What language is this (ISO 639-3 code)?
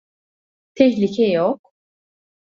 tur